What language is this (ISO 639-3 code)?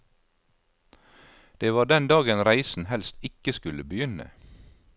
nor